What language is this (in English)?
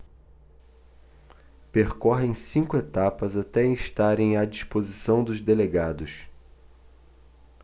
Portuguese